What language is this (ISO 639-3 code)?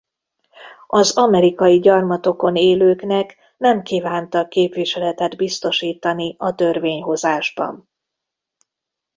hun